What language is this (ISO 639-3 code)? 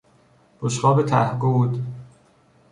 fas